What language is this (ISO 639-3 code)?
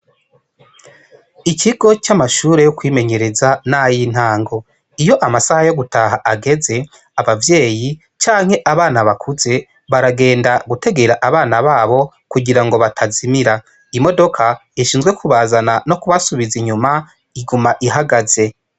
run